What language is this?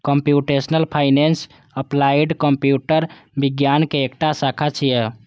Maithili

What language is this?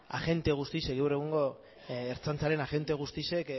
Basque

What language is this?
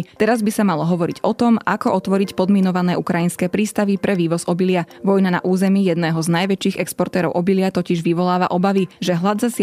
Slovak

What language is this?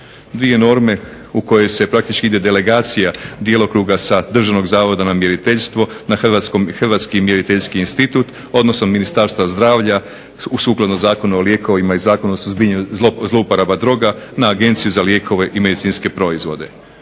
Croatian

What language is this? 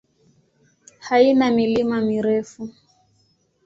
Swahili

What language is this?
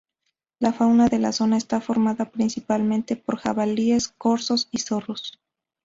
Spanish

